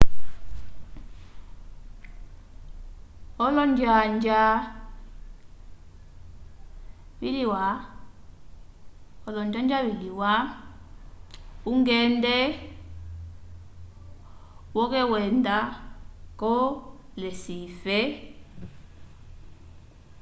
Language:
Umbundu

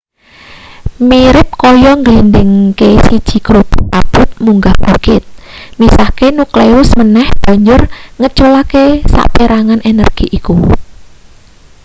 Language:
Javanese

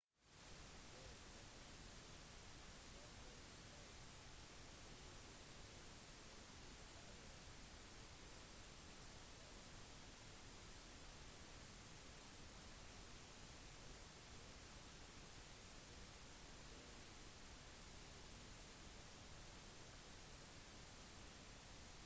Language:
Norwegian Bokmål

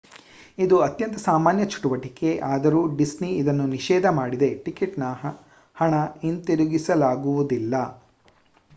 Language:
Kannada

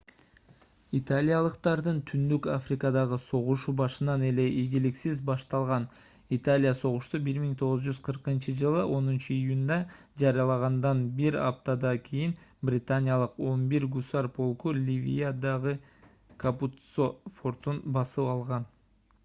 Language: Kyrgyz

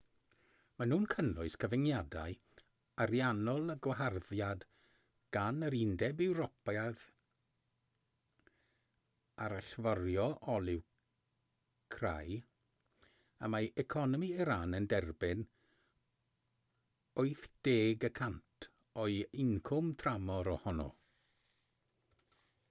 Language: Welsh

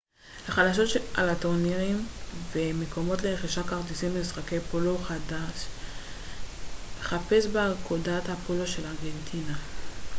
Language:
Hebrew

